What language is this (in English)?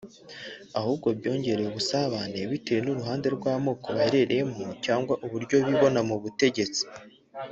Kinyarwanda